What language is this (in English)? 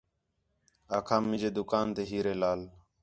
Khetrani